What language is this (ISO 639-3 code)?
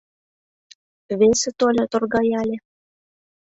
chm